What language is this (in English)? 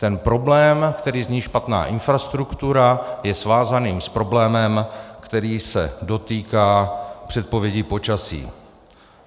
Czech